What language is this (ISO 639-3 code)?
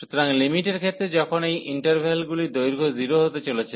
ben